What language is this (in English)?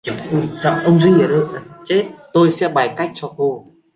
Vietnamese